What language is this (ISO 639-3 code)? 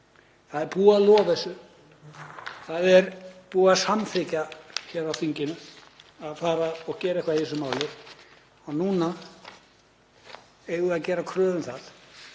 isl